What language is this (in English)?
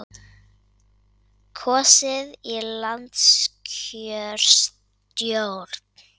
Icelandic